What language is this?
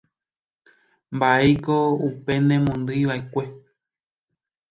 Guarani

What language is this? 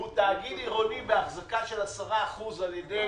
Hebrew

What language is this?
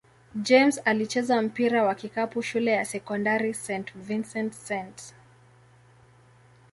Swahili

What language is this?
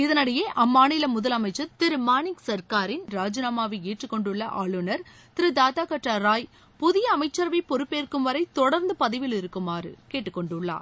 Tamil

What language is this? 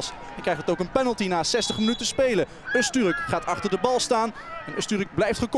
Dutch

